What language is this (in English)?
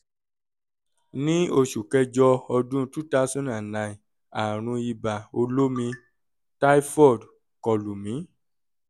Yoruba